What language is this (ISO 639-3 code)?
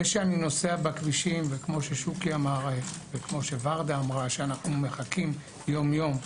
heb